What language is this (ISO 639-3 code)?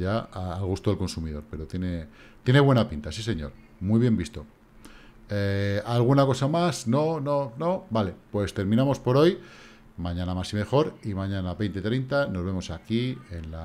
spa